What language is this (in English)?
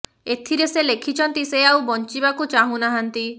Odia